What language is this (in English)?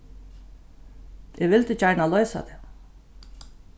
Faroese